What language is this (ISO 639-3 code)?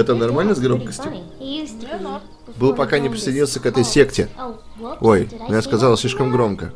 rus